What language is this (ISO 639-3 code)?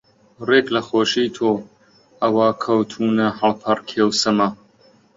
ckb